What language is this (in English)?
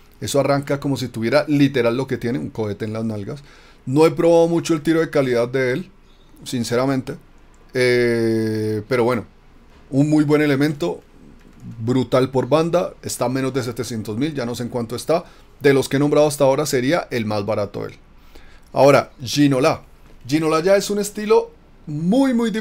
Spanish